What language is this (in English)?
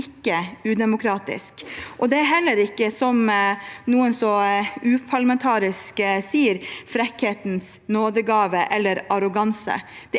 Norwegian